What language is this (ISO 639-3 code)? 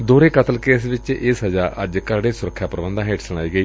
pan